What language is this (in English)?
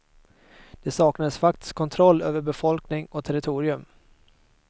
Swedish